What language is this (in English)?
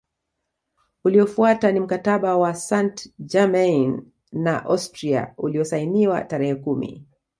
Swahili